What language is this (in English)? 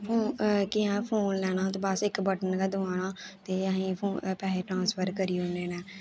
Dogri